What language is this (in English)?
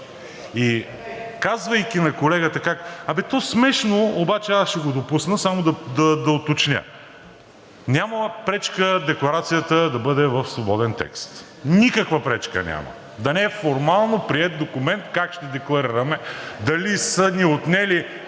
Bulgarian